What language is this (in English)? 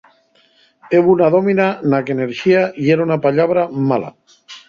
Asturian